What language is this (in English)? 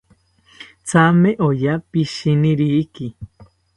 South Ucayali Ashéninka